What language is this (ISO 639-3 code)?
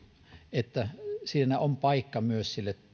fin